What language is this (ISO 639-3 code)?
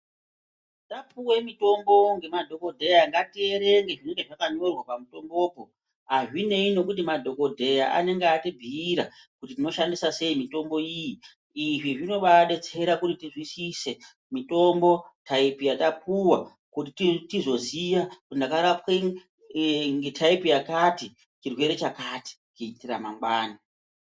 ndc